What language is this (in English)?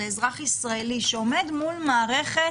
Hebrew